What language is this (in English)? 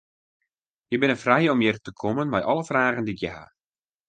Western Frisian